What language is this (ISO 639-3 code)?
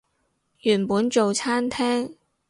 yue